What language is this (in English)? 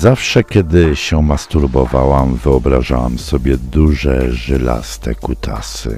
Polish